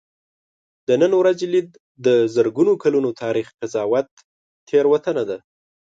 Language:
Pashto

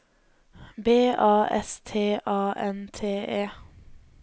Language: Norwegian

